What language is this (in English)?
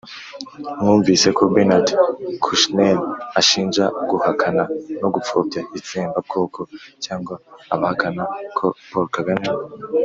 Kinyarwanda